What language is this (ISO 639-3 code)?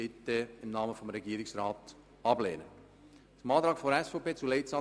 gsw